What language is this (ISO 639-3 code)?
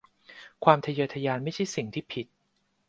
tha